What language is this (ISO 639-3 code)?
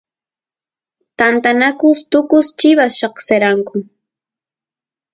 qus